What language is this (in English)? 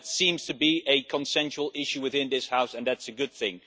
English